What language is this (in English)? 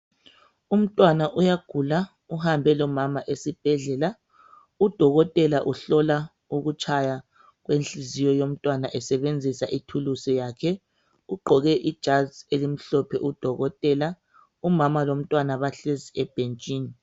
North Ndebele